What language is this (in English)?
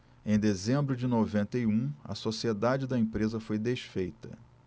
Portuguese